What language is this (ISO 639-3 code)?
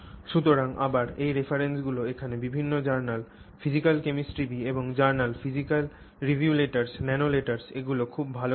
ben